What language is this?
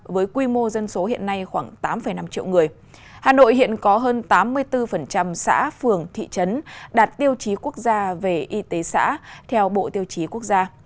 Vietnamese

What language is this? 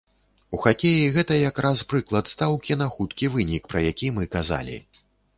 Belarusian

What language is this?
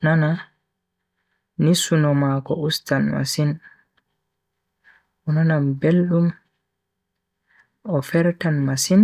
Bagirmi Fulfulde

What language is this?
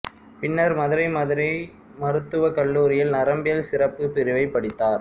Tamil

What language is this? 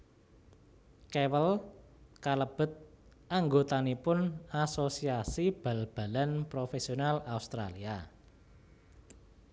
Javanese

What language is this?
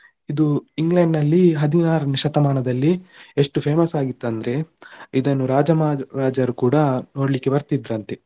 Kannada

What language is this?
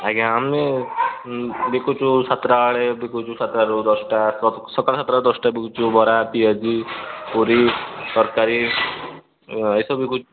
Odia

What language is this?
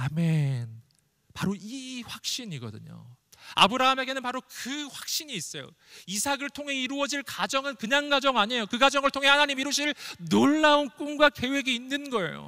Korean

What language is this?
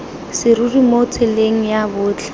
Tswana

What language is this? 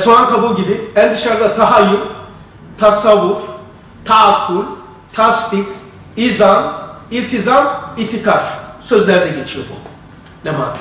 Turkish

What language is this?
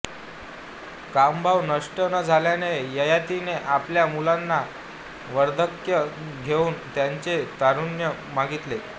Marathi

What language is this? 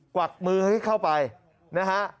Thai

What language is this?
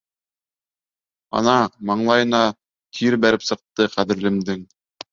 Bashkir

